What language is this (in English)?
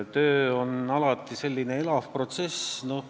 Estonian